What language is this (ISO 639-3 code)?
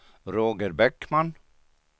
swe